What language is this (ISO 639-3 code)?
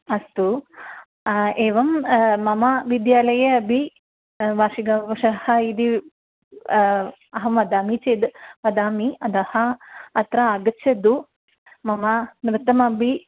san